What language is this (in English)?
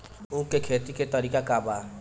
Bhojpuri